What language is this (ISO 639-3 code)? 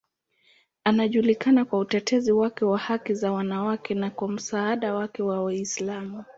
swa